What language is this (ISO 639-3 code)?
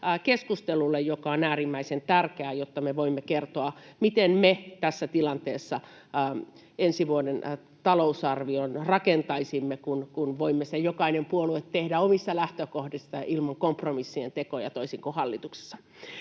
fin